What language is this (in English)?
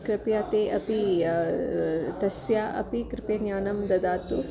Sanskrit